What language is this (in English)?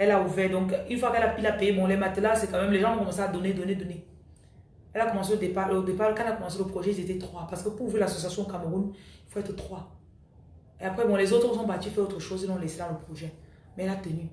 French